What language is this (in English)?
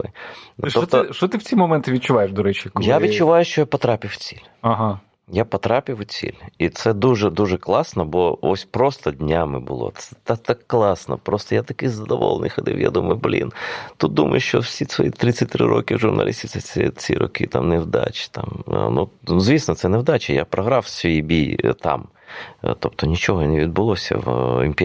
Ukrainian